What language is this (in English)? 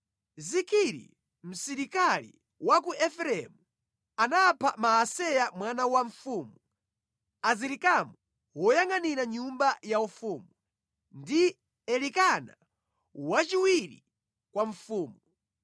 Nyanja